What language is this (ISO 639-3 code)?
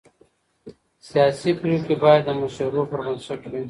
pus